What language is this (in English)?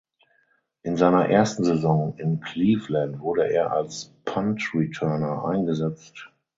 German